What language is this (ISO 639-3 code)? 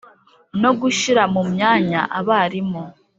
kin